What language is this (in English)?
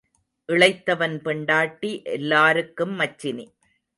Tamil